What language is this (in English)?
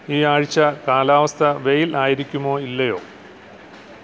Malayalam